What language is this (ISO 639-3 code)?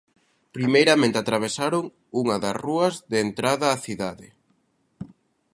glg